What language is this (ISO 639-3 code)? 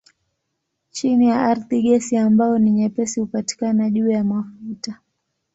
swa